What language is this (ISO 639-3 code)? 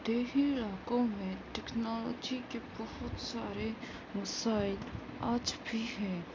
urd